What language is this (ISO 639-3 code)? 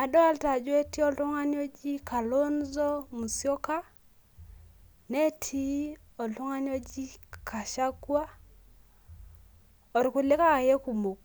mas